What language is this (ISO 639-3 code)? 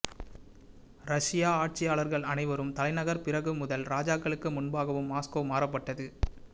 tam